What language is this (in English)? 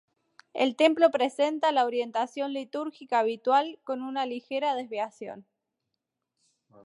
Spanish